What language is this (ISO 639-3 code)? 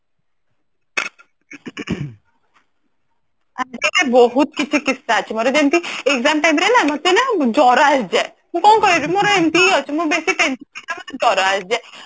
ori